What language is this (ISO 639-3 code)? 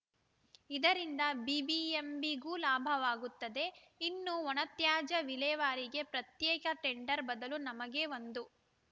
kan